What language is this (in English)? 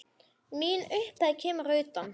Icelandic